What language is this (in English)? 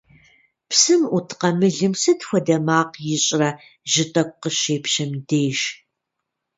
Kabardian